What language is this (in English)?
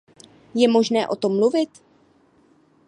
Czech